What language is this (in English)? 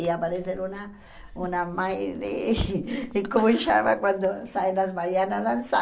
Portuguese